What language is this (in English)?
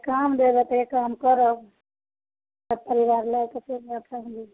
Maithili